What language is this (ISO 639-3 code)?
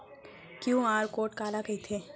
hne